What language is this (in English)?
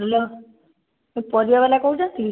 Odia